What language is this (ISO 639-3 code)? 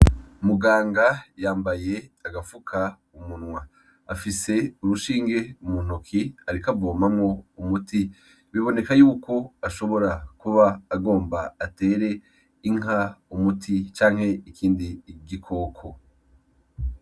run